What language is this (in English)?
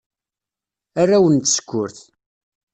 Kabyle